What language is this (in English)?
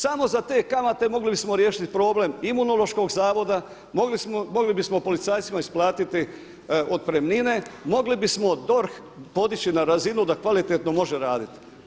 Croatian